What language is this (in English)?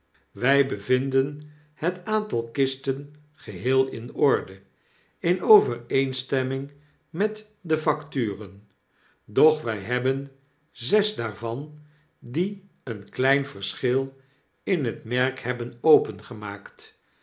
Dutch